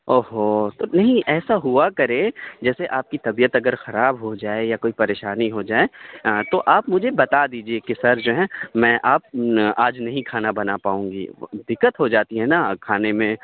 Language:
Urdu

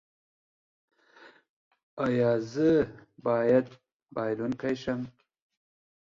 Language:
Pashto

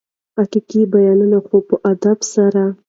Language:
Pashto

